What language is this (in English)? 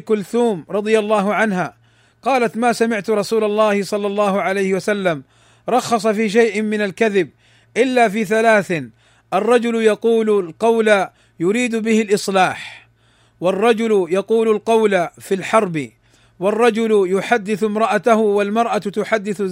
Arabic